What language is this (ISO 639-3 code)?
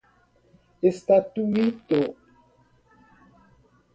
por